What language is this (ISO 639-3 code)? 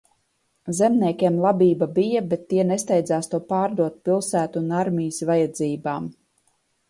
lav